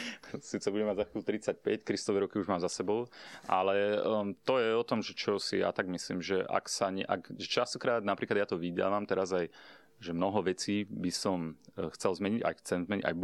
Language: Slovak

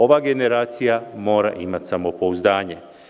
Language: Serbian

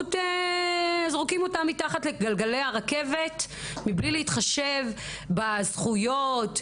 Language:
Hebrew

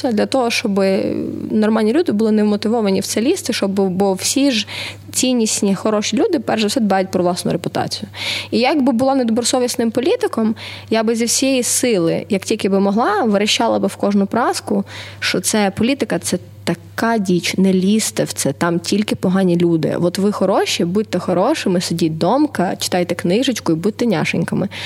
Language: Ukrainian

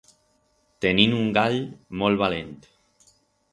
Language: Aragonese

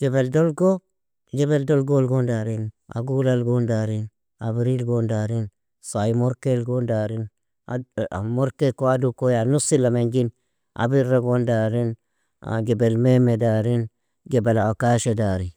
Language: Nobiin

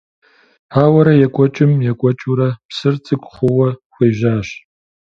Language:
Kabardian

